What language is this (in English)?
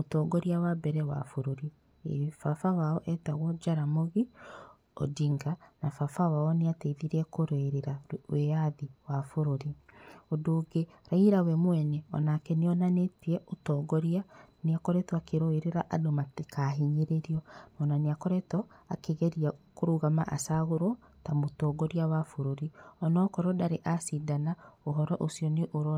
Kikuyu